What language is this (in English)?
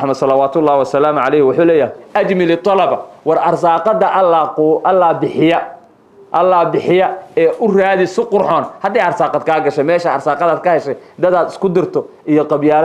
Arabic